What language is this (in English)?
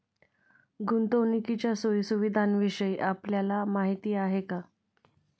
Marathi